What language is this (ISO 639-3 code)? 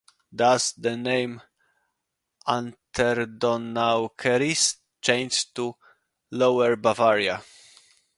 eng